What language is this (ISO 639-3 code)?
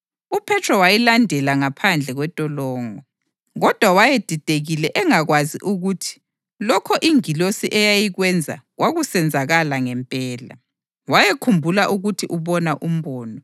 nde